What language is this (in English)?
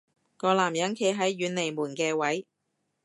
Cantonese